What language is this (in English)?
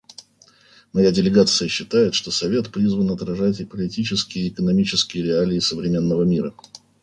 Russian